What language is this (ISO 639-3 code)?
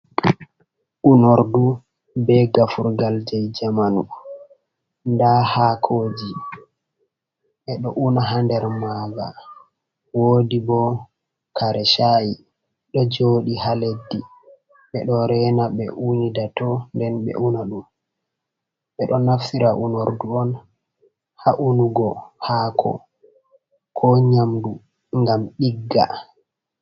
ful